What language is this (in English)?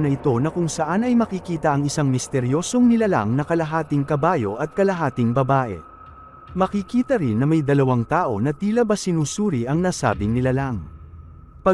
Filipino